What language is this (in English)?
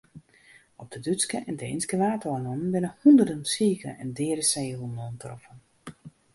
Western Frisian